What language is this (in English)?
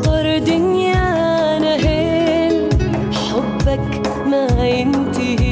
Arabic